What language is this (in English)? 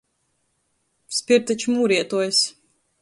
Latgalian